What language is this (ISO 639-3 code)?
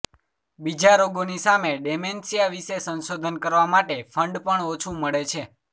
guj